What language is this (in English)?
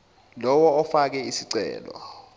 Zulu